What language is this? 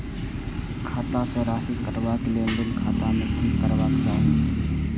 Maithili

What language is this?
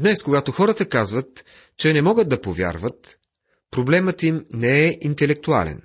Bulgarian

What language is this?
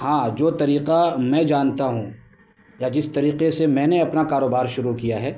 Urdu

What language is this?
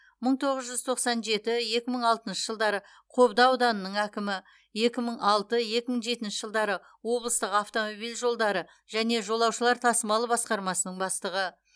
Kazakh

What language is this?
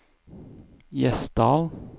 Norwegian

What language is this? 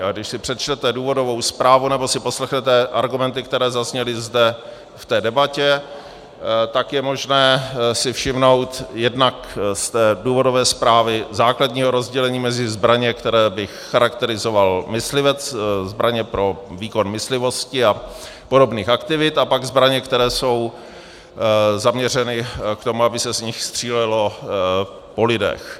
Czech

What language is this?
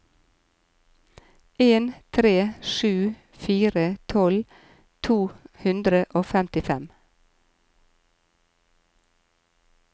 Norwegian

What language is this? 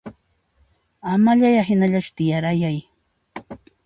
Puno Quechua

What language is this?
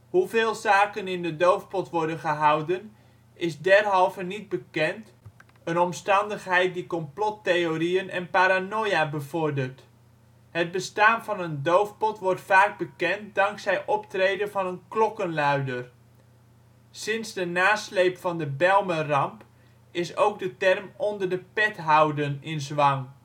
Dutch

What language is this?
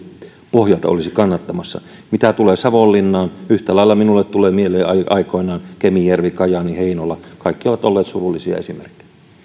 Finnish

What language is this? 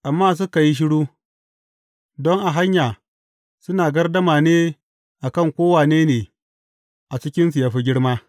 Hausa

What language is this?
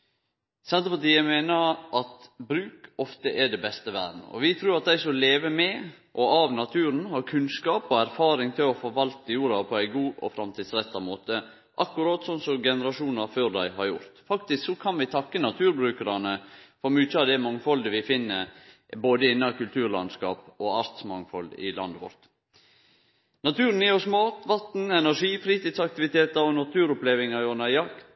Norwegian Nynorsk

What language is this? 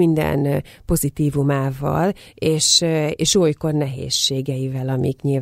Hungarian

